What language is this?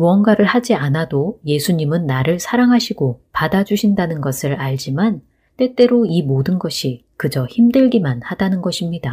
Korean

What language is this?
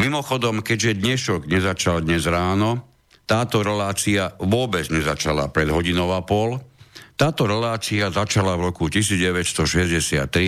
Slovak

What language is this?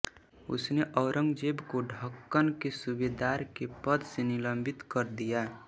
Hindi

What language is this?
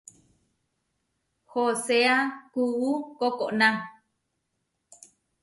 Huarijio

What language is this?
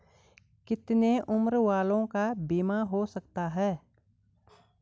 Hindi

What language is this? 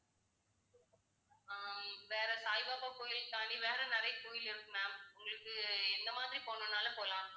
Tamil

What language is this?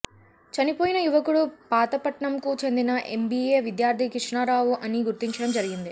Telugu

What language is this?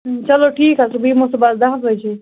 Kashmiri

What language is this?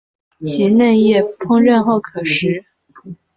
Chinese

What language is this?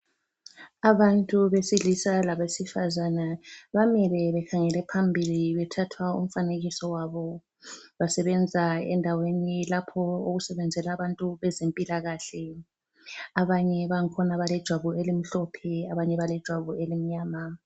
North Ndebele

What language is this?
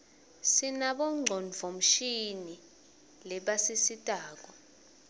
Swati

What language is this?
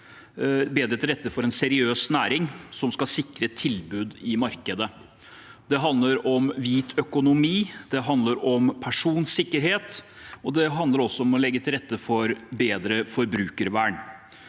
Norwegian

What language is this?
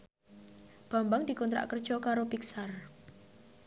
Javanese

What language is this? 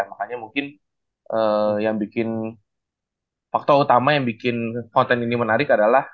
Indonesian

